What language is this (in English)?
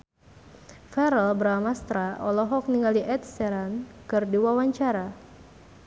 Sundanese